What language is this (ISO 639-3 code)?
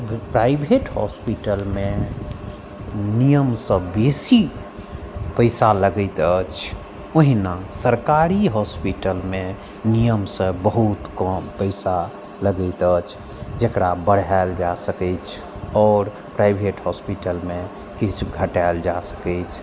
mai